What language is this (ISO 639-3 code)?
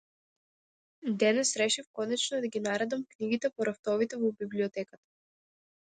mkd